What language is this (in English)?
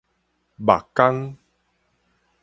Min Nan Chinese